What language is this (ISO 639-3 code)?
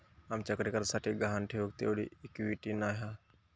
mar